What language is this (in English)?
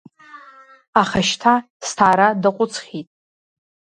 Abkhazian